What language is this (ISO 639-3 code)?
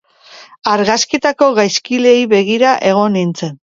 eus